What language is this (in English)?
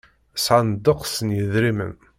Kabyle